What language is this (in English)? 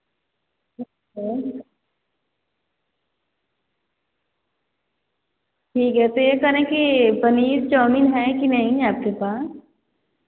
Hindi